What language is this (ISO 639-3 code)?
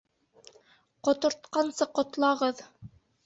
bak